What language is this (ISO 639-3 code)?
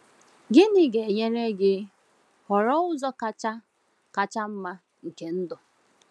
ibo